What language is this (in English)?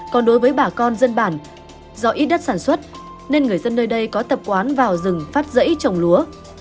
Vietnamese